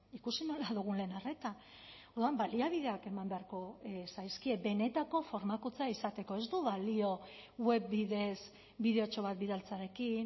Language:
Basque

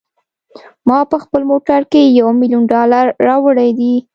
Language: Pashto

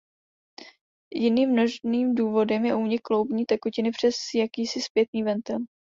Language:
Czech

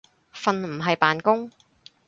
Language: Cantonese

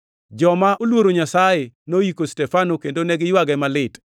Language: Luo (Kenya and Tanzania)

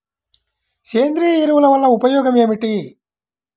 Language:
Telugu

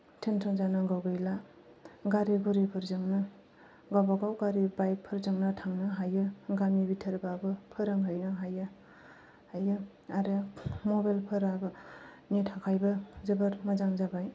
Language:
Bodo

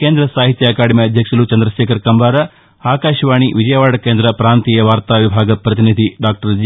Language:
Telugu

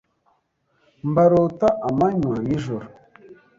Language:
Kinyarwanda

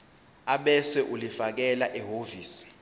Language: Zulu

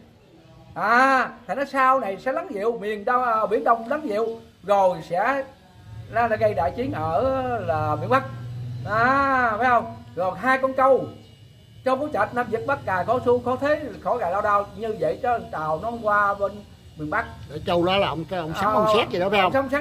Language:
Vietnamese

